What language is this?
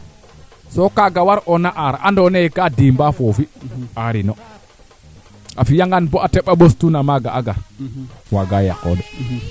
Serer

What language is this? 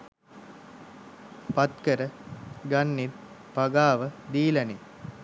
Sinhala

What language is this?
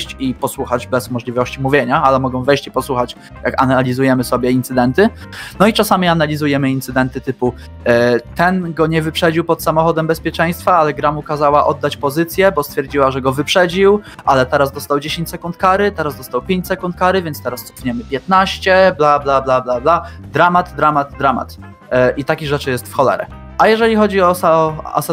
Polish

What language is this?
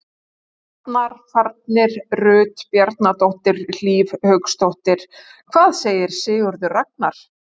Icelandic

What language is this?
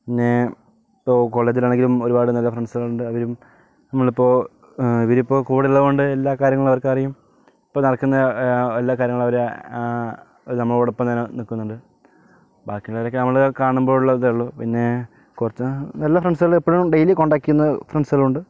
Malayalam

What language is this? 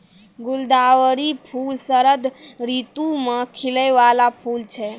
Maithili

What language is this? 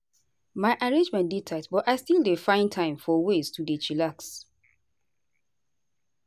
Nigerian Pidgin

